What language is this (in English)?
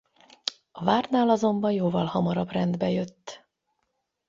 Hungarian